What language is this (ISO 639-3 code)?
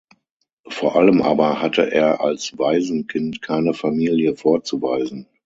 deu